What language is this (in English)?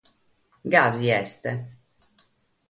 Sardinian